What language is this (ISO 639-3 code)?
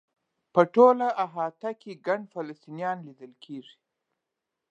pus